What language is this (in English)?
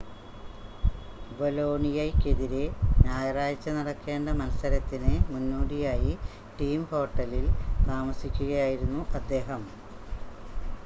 Malayalam